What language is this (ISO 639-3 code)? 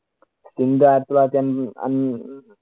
mal